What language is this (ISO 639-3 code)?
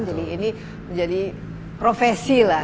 ind